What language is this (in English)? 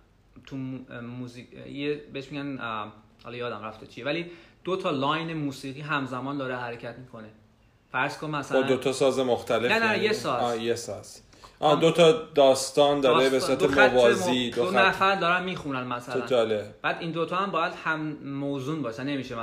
Persian